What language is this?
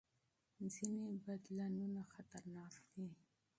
Pashto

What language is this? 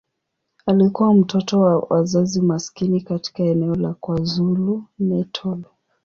Swahili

